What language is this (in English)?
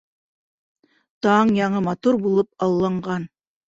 Bashkir